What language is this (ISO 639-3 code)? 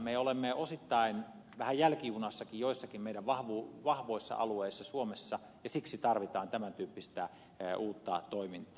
fin